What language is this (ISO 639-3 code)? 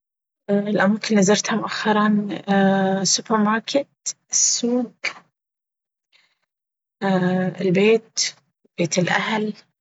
abv